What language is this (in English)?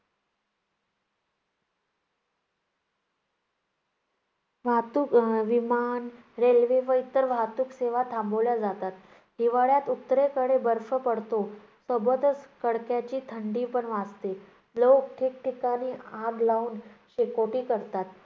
Marathi